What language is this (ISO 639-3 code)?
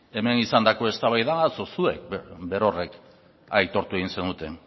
eus